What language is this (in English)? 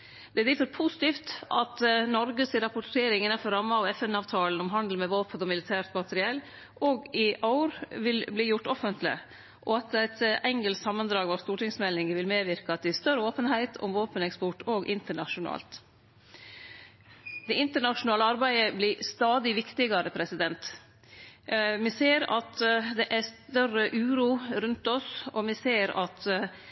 Norwegian Nynorsk